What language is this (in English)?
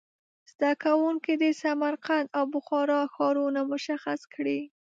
Pashto